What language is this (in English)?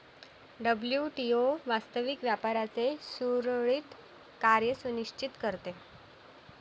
Marathi